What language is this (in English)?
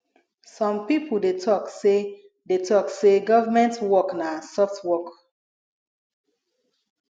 Nigerian Pidgin